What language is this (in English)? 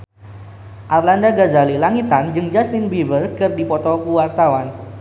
Sundanese